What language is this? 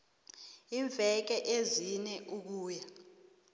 South Ndebele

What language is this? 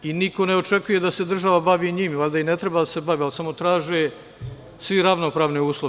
Serbian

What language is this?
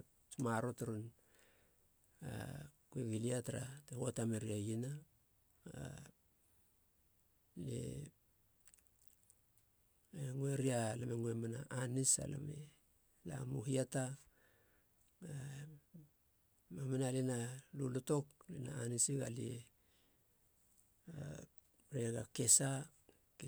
Halia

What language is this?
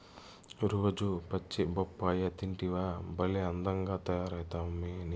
Telugu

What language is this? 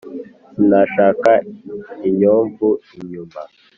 Kinyarwanda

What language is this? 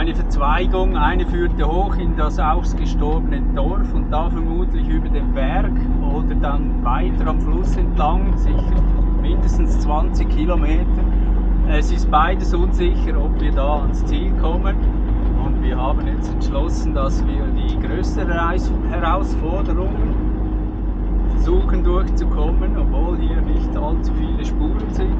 German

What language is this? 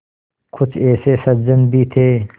Hindi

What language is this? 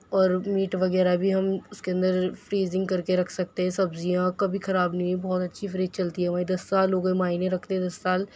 Urdu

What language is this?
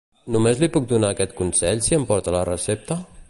Catalan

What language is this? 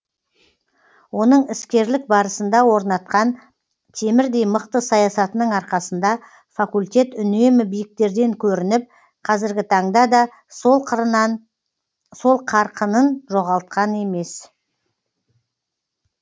Kazakh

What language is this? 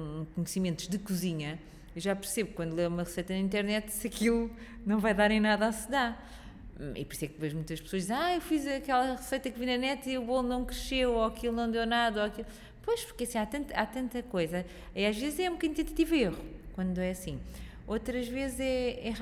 Portuguese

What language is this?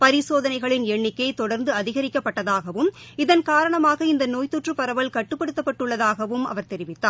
Tamil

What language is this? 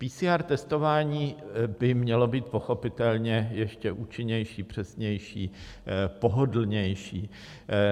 Czech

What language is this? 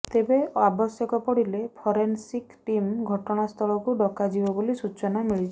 Odia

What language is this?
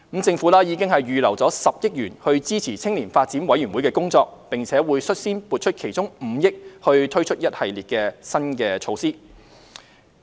Cantonese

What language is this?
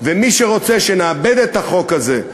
Hebrew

